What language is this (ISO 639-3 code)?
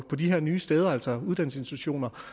dan